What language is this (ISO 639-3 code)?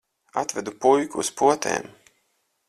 lav